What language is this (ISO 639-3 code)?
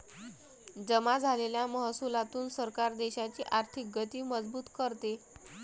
mar